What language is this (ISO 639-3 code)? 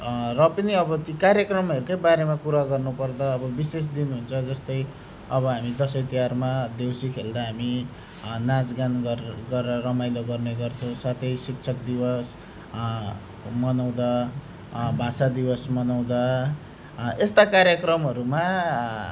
nep